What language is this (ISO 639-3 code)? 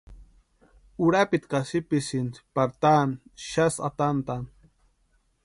pua